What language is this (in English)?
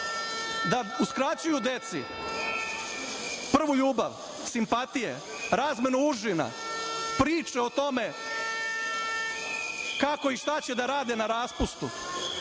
Serbian